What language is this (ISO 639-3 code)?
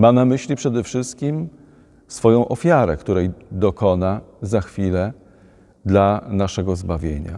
pol